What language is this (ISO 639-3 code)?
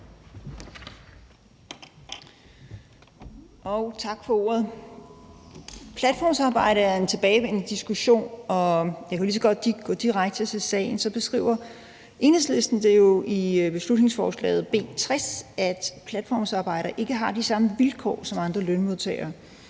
dan